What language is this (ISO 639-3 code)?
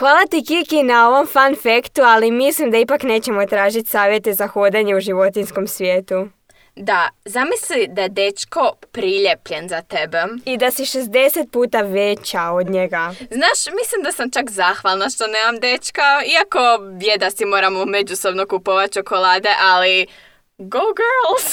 hrv